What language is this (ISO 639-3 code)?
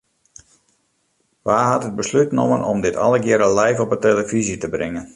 fry